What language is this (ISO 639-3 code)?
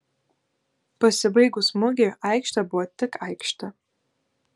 lit